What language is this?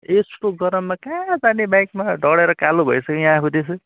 Nepali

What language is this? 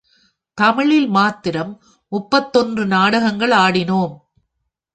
Tamil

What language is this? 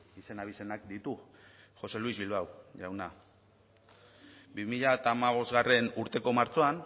Basque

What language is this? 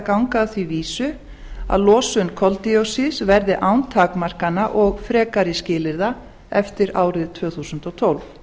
Icelandic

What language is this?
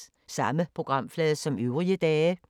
Danish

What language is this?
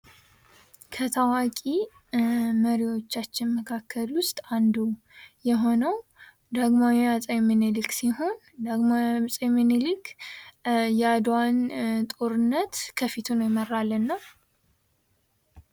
Amharic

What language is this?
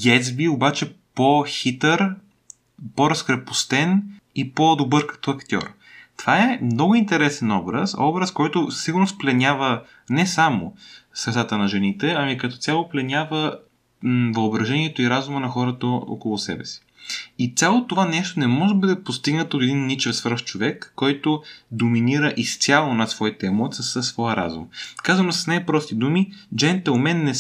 Bulgarian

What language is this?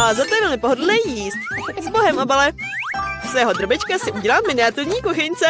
Czech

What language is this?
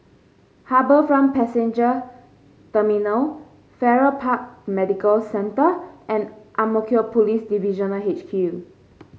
English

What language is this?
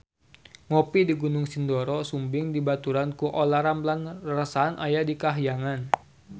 Sundanese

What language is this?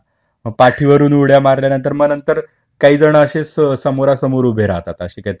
Marathi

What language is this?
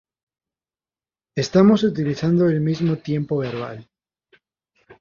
Spanish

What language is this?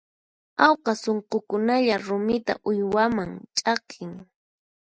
Puno Quechua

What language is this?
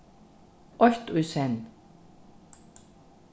Faroese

